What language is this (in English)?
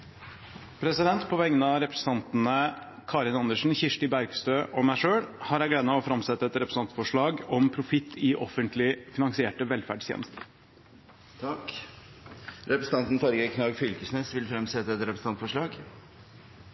Norwegian